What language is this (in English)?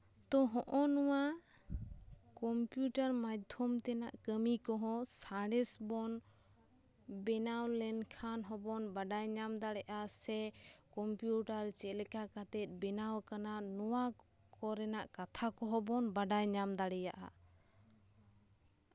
Santali